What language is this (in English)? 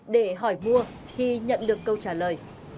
Vietnamese